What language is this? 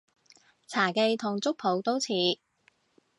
Cantonese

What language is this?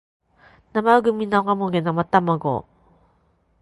Japanese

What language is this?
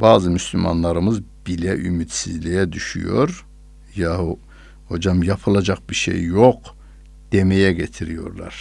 Turkish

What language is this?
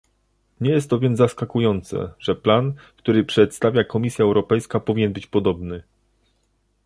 Polish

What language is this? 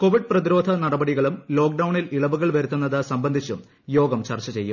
Malayalam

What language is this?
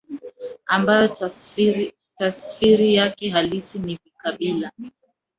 Swahili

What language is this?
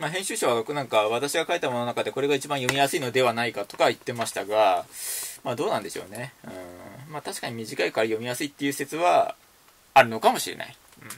Japanese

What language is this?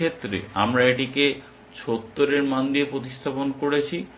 Bangla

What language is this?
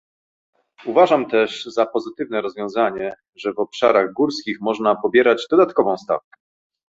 Polish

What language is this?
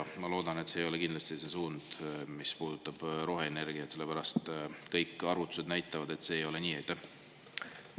Estonian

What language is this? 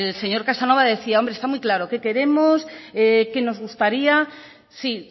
Spanish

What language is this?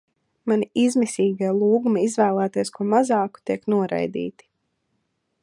Latvian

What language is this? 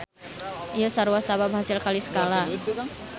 Sundanese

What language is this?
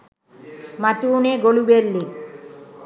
Sinhala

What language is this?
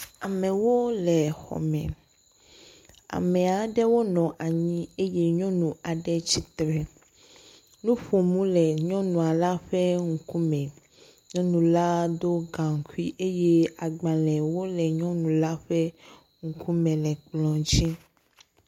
Ewe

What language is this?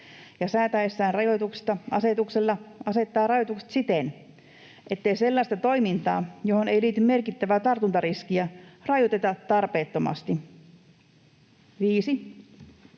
Finnish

